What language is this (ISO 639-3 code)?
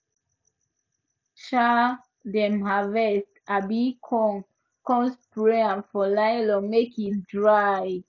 pcm